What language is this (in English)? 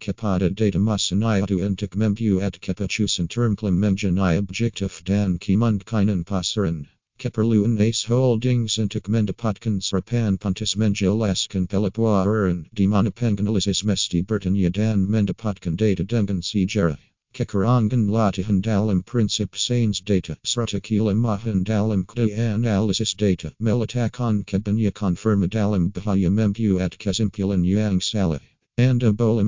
Malay